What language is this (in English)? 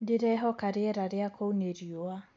Kikuyu